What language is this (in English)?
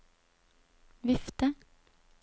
Norwegian